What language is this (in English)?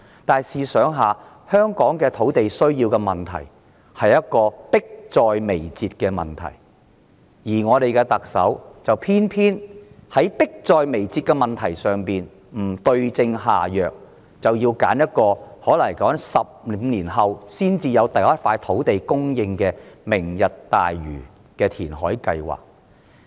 Cantonese